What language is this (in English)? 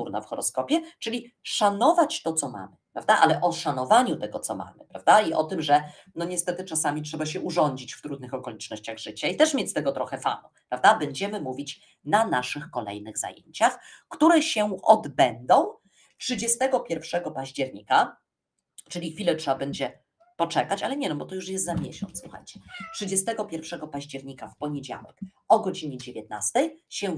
Polish